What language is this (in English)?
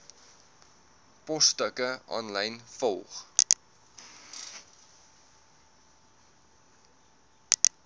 Afrikaans